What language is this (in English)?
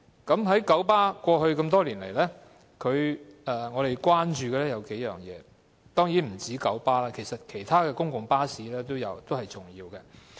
Cantonese